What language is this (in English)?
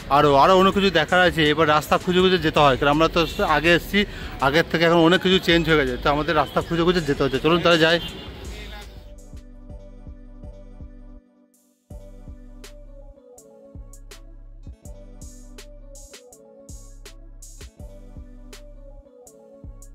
Hindi